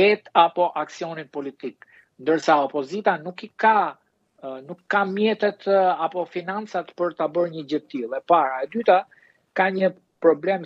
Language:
Romanian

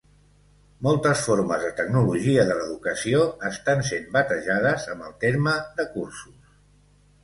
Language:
Catalan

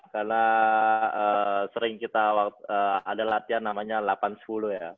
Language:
Indonesian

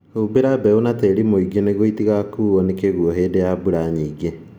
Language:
Kikuyu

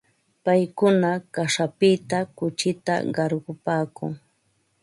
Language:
Ambo-Pasco Quechua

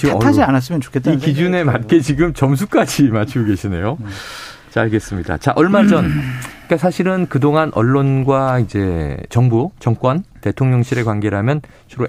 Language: Korean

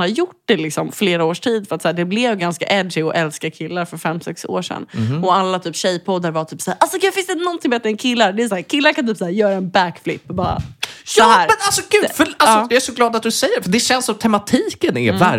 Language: Swedish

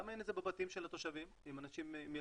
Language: Hebrew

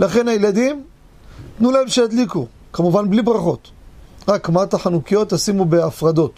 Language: Hebrew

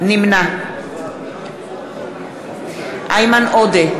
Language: Hebrew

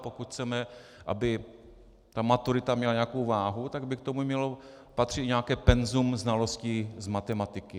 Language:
Czech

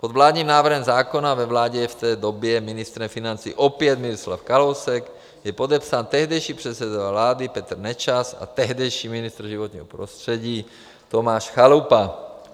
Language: Czech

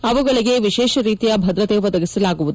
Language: Kannada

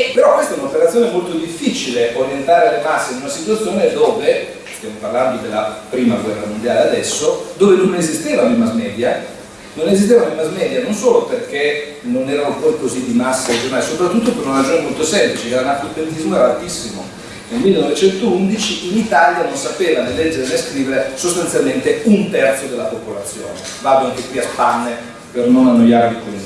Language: Italian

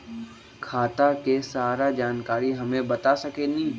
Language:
Magahi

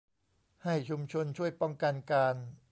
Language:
Thai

